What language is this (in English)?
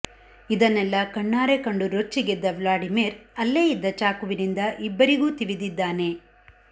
Kannada